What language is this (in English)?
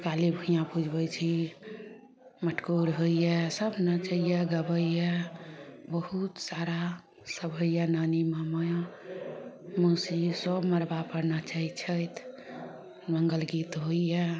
Maithili